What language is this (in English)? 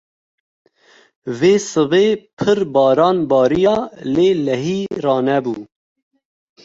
Kurdish